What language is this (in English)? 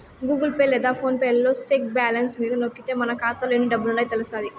Telugu